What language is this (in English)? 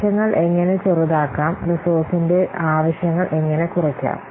Malayalam